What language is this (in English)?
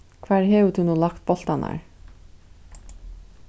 Faroese